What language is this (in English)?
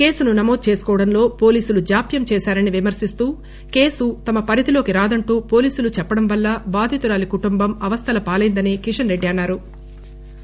Telugu